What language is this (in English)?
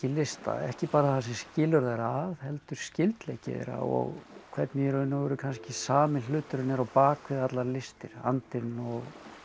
Icelandic